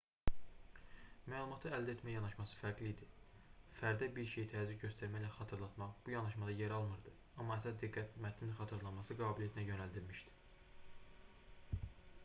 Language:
Azerbaijani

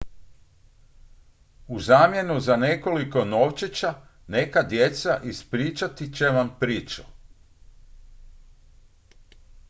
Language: Croatian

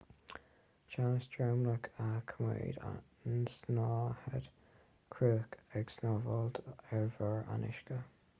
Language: Irish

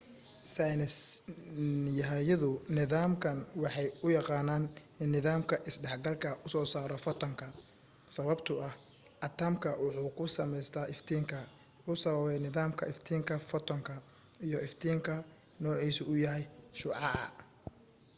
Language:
Somali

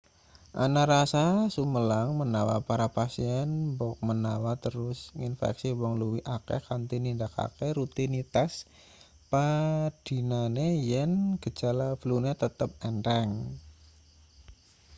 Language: Javanese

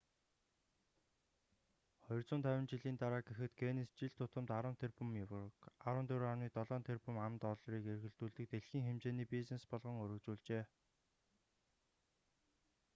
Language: Mongolian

